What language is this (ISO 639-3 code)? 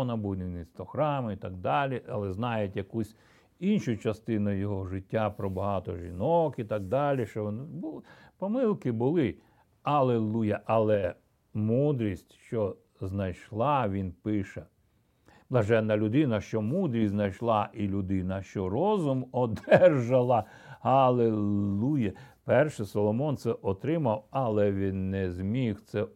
ukr